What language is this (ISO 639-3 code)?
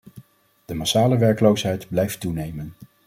nld